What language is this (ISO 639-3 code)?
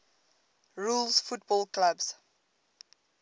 eng